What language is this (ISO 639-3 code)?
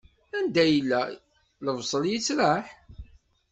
kab